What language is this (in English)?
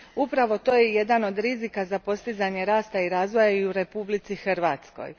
Croatian